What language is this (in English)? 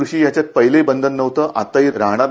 Marathi